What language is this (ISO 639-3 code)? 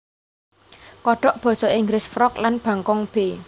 jav